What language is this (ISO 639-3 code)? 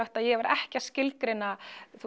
isl